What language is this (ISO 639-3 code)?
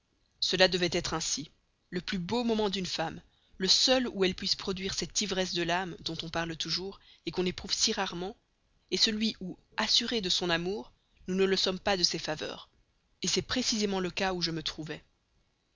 fra